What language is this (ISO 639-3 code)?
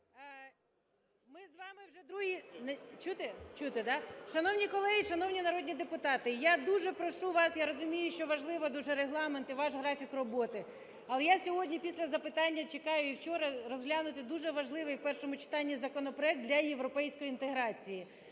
ukr